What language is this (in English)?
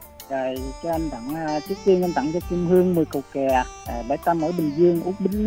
Vietnamese